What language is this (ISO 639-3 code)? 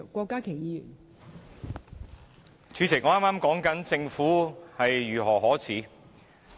yue